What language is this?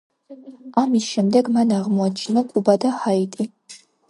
Georgian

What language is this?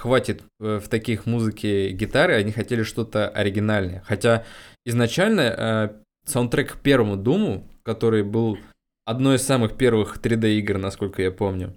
Russian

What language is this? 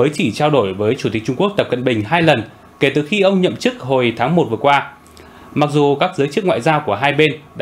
Vietnamese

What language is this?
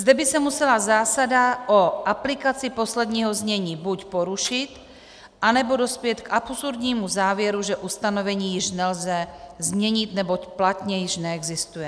Czech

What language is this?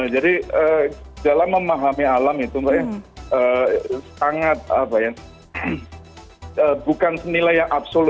Indonesian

